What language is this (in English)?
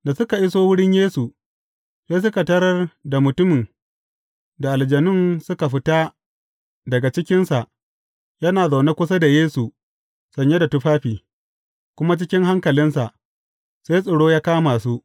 Hausa